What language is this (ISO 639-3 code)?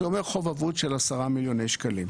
heb